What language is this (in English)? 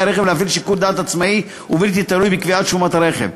Hebrew